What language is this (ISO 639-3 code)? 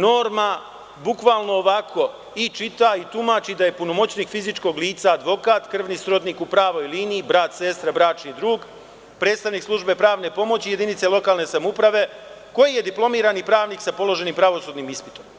srp